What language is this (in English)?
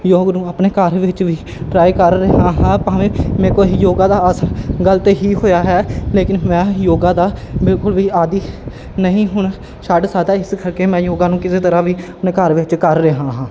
Punjabi